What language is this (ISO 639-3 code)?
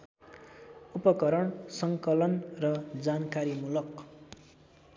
nep